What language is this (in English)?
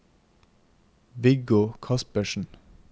Norwegian